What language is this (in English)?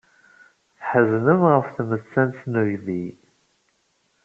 Kabyle